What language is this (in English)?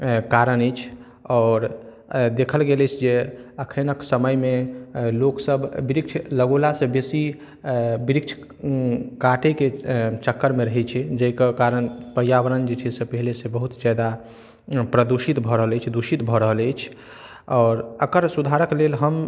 Maithili